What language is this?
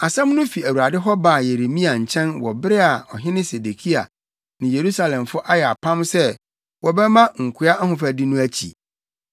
Akan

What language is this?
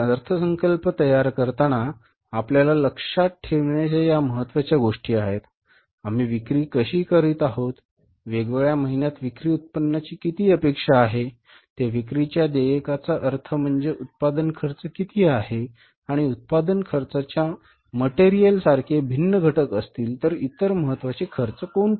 Marathi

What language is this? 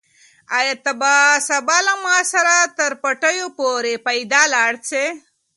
Pashto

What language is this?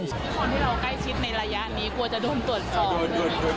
Thai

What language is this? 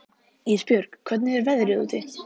Icelandic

